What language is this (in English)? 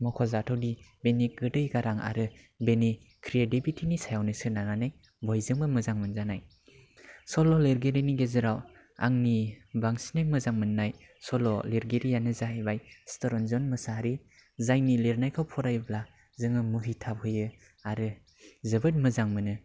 Bodo